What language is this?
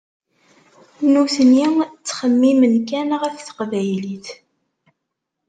Kabyle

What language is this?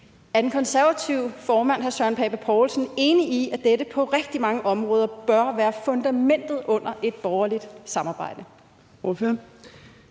Danish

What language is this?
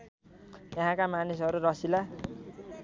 Nepali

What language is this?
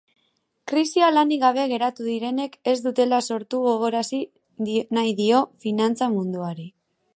Basque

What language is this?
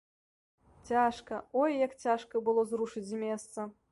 Belarusian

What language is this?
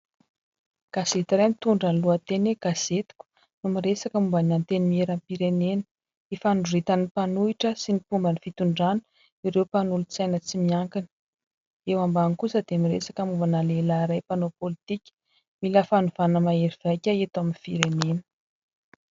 Malagasy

